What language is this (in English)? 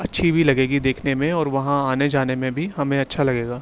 Urdu